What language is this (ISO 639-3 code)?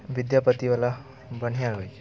mai